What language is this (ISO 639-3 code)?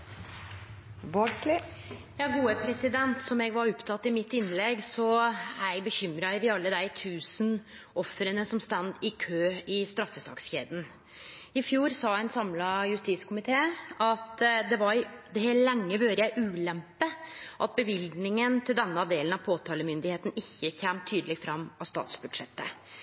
nno